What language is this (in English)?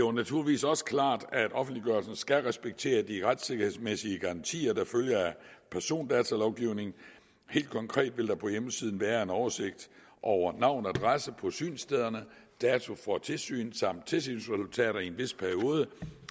Danish